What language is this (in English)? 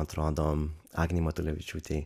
Lithuanian